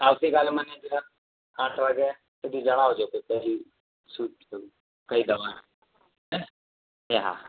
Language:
Gujarati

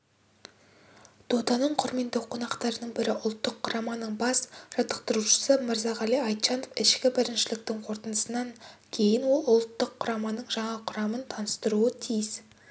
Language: Kazakh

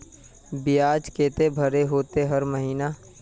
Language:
Magahi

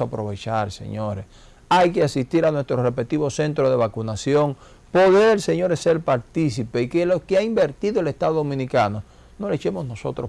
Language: Spanish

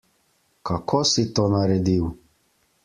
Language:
Slovenian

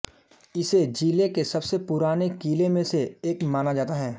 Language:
Hindi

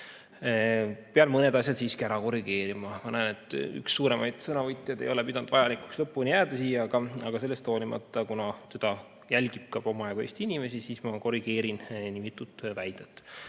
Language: Estonian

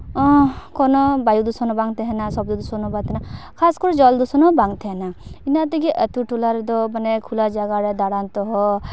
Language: Santali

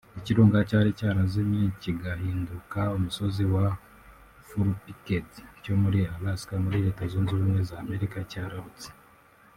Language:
Kinyarwanda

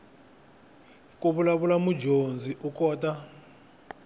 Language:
Tsonga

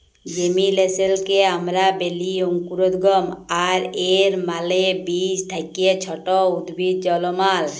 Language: Bangla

